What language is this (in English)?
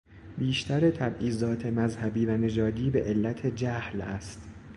Persian